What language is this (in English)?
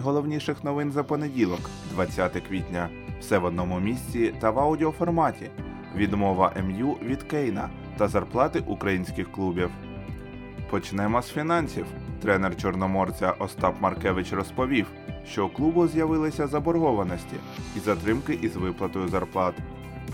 Ukrainian